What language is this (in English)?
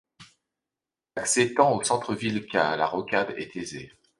French